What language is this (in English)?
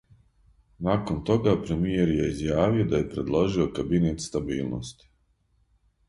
Serbian